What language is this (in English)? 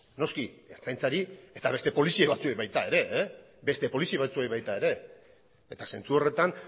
Basque